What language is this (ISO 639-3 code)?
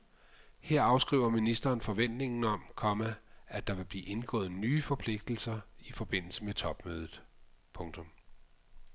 dan